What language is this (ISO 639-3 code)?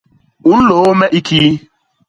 bas